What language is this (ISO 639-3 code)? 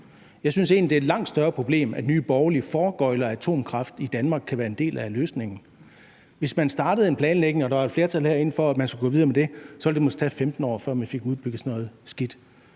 dan